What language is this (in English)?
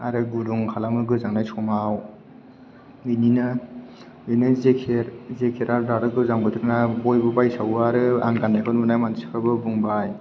Bodo